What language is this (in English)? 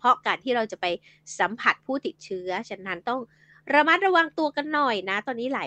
Thai